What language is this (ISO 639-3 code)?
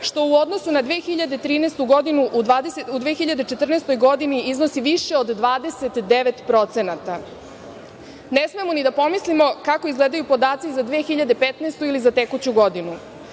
srp